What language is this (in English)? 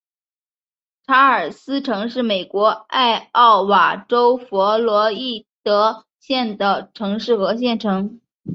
Chinese